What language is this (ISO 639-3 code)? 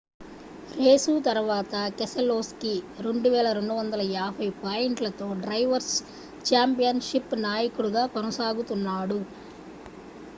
tel